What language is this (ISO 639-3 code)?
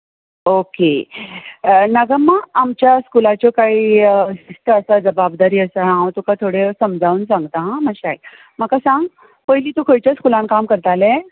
kok